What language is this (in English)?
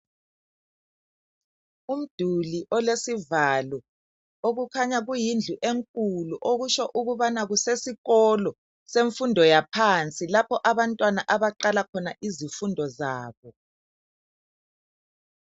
North Ndebele